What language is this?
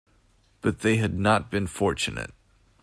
English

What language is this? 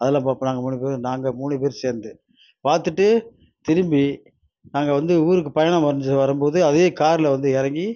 Tamil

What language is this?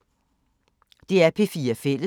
Danish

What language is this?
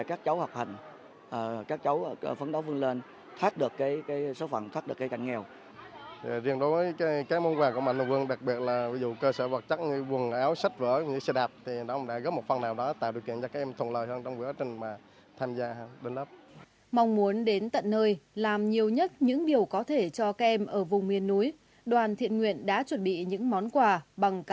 Vietnamese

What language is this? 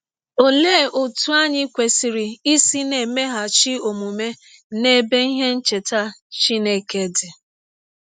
Igbo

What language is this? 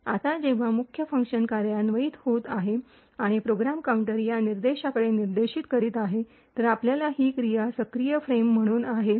Marathi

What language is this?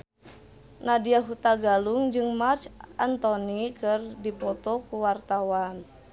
Sundanese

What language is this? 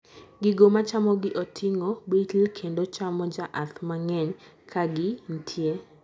Luo (Kenya and Tanzania)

